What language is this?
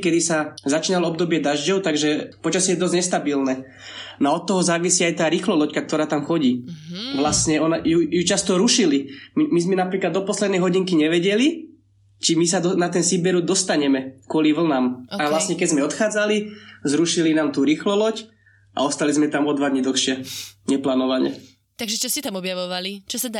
Slovak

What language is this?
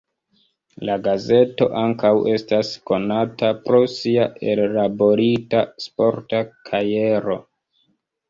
Esperanto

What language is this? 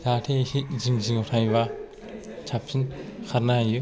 Bodo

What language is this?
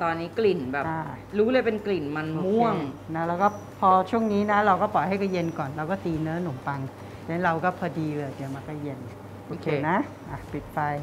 Thai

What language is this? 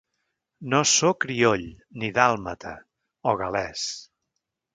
Catalan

